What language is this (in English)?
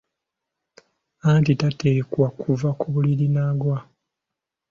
Ganda